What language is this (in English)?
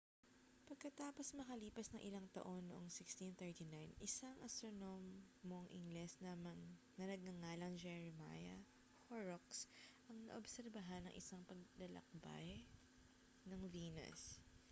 Filipino